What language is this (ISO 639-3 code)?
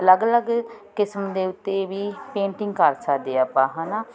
pan